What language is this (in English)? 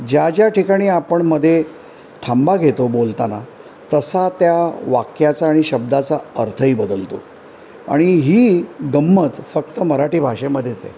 Marathi